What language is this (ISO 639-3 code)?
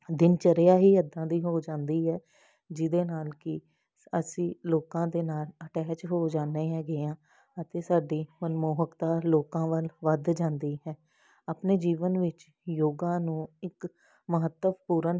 pan